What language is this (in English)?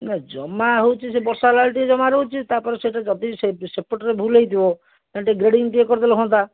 Odia